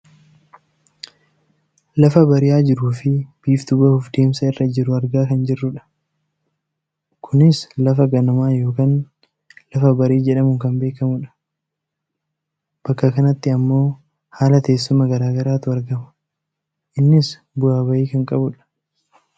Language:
Oromo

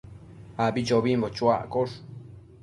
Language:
Matsés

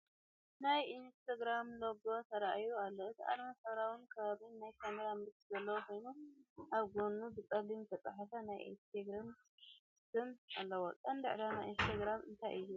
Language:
Tigrinya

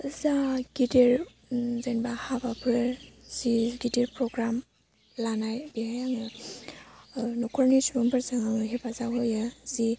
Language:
Bodo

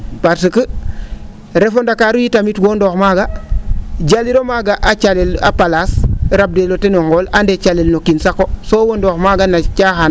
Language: Serer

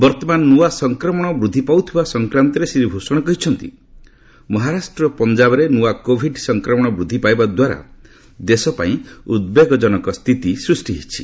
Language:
Odia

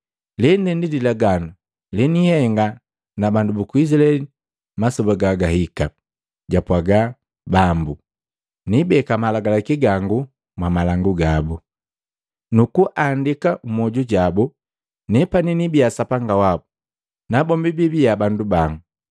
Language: Matengo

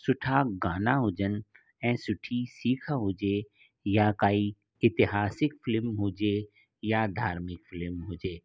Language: Sindhi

